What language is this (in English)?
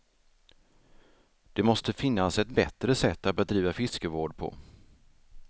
Swedish